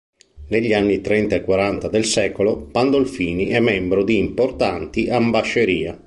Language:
Italian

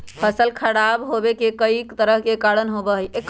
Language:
Magahi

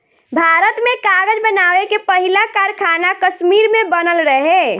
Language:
Bhojpuri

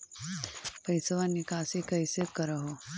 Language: Magahi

